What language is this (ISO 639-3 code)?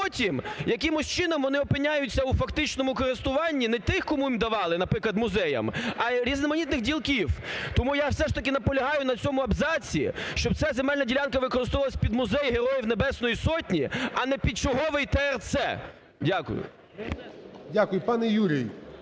ukr